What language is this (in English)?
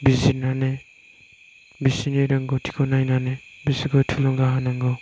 Bodo